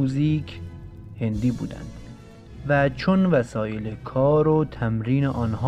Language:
Persian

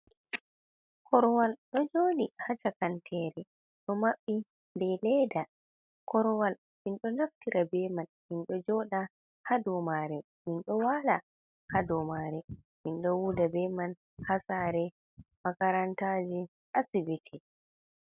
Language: Fula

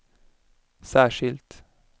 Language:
Swedish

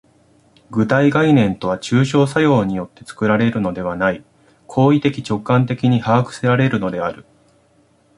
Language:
Japanese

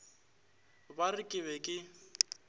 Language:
Northern Sotho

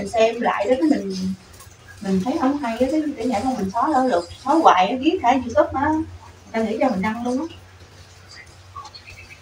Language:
Vietnamese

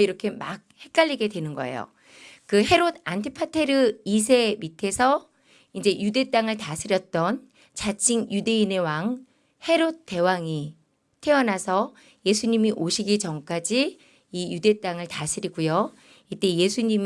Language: Korean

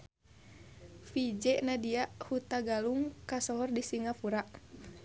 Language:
Sundanese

